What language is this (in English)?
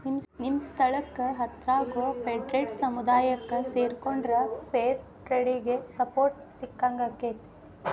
Kannada